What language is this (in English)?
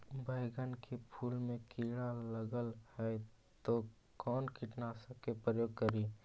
Magahi